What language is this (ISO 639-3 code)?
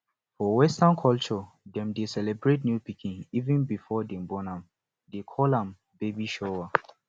pcm